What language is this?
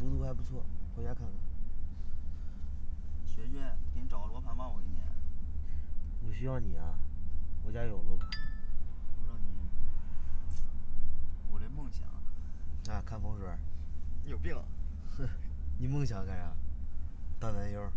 Chinese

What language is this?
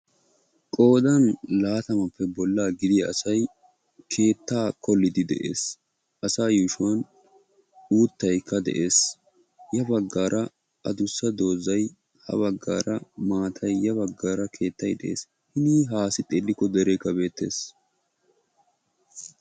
Wolaytta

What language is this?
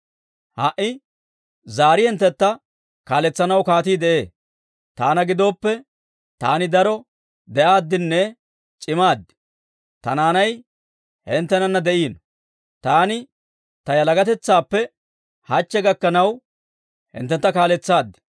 Dawro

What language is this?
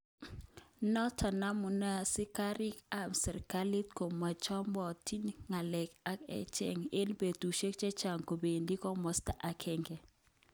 Kalenjin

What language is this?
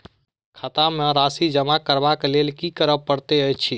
Maithili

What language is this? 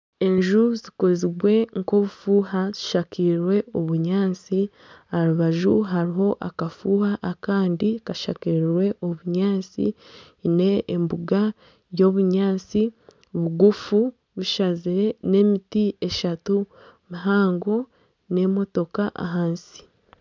Nyankole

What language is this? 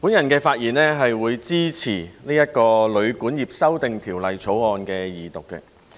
Cantonese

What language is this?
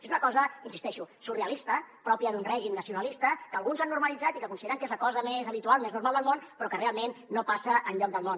Catalan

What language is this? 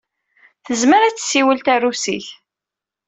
Kabyle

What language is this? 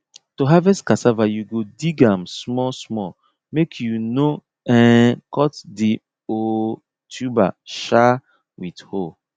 Nigerian Pidgin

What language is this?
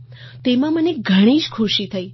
Gujarati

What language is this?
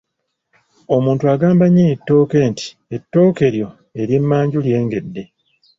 Ganda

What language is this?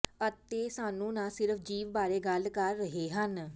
Punjabi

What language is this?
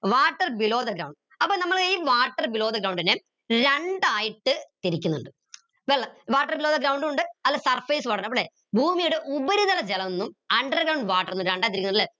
Malayalam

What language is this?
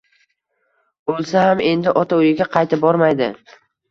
Uzbek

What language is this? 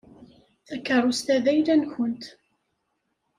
Kabyle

